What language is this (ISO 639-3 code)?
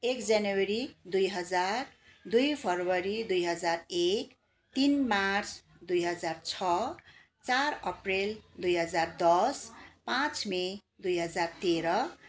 nep